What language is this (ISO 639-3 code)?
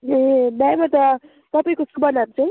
nep